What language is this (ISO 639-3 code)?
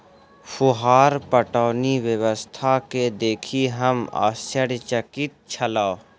mai